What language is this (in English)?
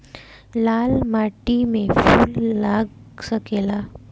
Bhojpuri